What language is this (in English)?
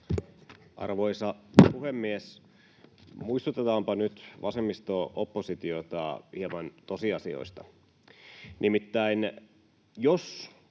Finnish